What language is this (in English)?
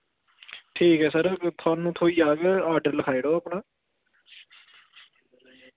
Dogri